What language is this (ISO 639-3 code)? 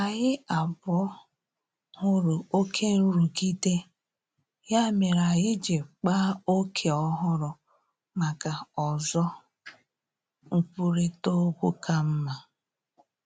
ibo